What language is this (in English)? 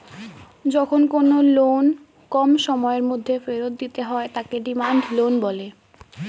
Bangla